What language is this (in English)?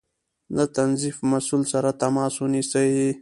Pashto